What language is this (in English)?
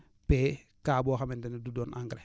Wolof